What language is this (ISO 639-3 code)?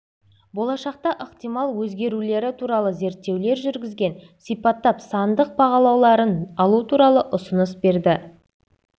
kaz